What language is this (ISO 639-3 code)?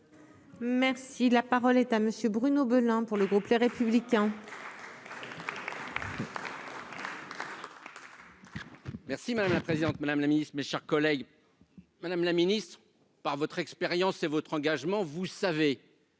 fra